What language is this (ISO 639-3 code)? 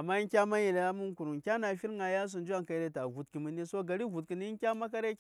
say